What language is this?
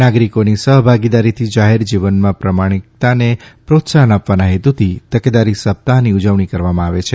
Gujarati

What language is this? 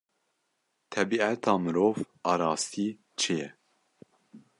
Kurdish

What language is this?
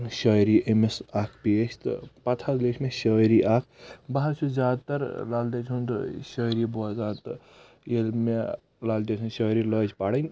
Kashmiri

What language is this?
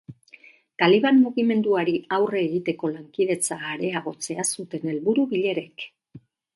Basque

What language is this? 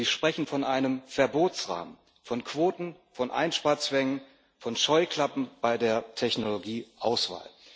German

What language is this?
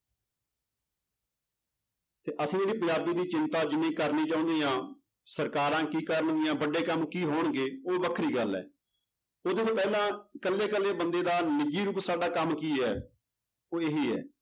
Punjabi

